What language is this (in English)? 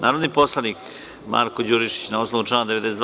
Serbian